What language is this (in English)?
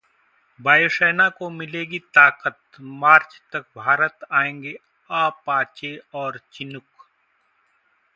Hindi